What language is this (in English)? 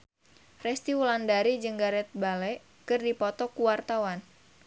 Sundanese